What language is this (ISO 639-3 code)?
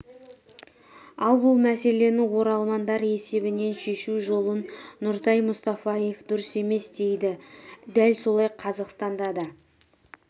kaz